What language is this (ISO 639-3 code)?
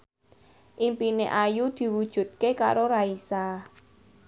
jav